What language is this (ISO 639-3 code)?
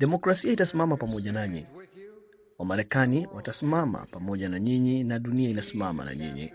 swa